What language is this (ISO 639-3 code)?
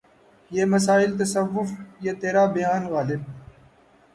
urd